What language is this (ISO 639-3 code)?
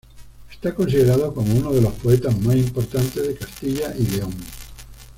spa